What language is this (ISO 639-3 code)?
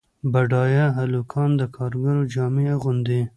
pus